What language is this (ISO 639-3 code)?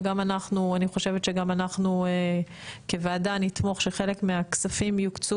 heb